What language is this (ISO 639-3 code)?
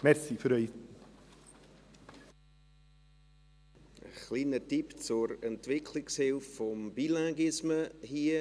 gsw